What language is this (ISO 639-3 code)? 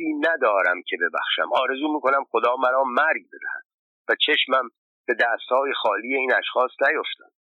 fas